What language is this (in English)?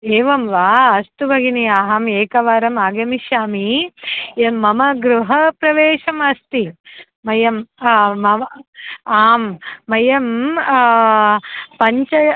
Sanskrit